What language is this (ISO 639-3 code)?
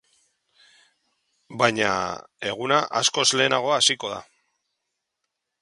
eus